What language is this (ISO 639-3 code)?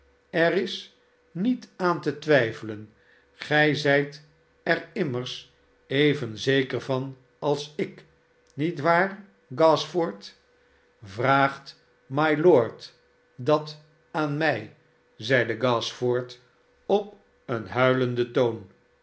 nld